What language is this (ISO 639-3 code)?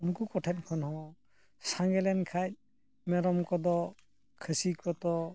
sat